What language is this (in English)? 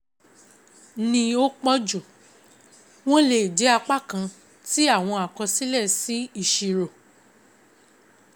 Yoruba